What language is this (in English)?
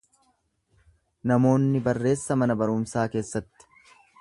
Oromo